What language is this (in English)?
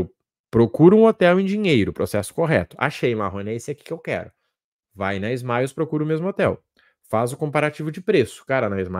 Portuguese